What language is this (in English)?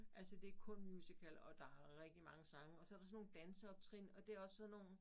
Danish